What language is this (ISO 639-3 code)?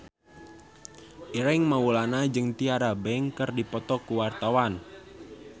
sun